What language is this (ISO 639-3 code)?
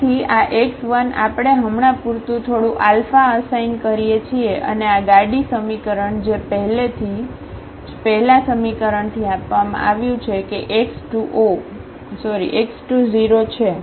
guj